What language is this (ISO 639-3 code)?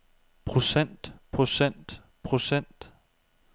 dan